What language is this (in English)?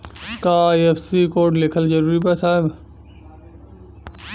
Bhojpuri